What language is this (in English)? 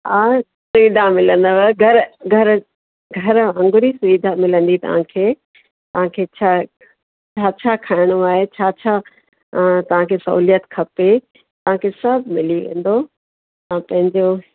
Sindhi